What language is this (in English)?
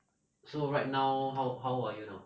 English